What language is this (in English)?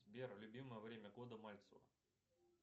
Russian